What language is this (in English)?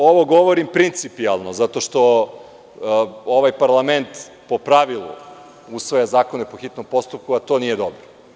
Serbian